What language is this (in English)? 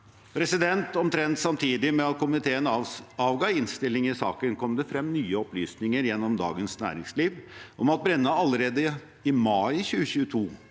Norwegian